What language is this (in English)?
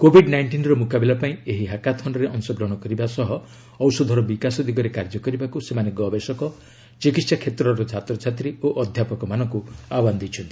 Odia